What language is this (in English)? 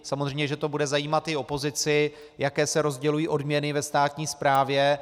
Czech